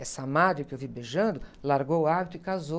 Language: Portuguese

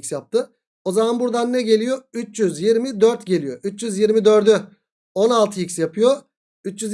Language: Turkish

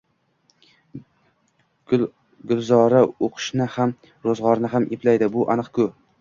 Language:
Uzbek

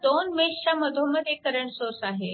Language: Marathi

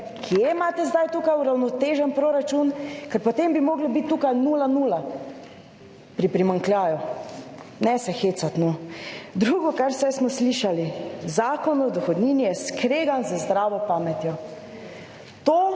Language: Slovenian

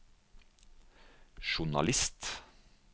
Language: Norwegian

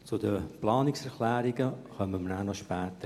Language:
Swiss German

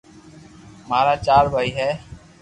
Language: Loarki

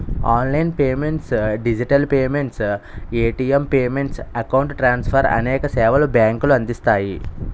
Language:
Telugu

